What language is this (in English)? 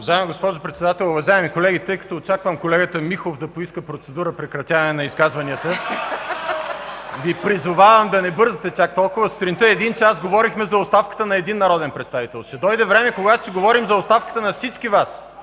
Bulgarian